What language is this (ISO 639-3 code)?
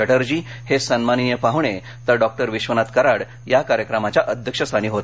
mar